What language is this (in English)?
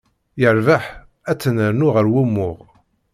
Kabyle